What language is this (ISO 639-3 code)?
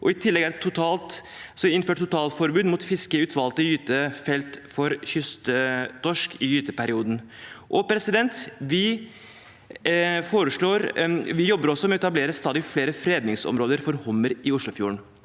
nor